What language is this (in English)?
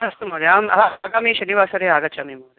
Sanskrit